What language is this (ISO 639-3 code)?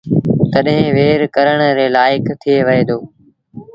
sbn